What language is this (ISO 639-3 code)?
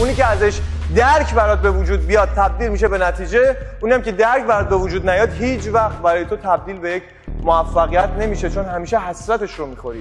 fas